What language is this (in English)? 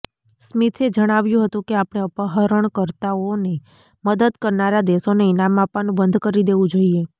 Gujarati